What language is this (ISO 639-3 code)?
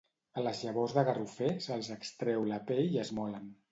cat